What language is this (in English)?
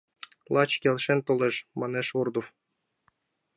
Mari